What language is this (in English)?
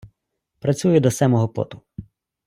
Ukrainian